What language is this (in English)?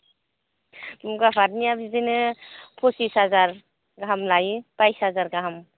Bodo